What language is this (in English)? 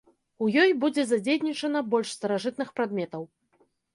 Belarusian